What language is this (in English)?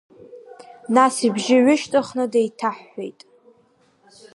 Abkhazian